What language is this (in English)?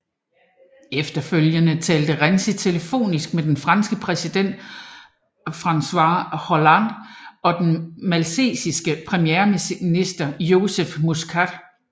Danish